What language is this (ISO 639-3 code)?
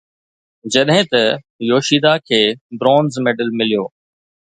snd